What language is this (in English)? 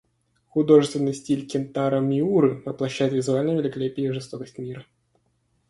Russian